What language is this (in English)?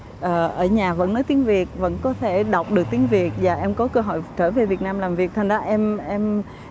Vietnamese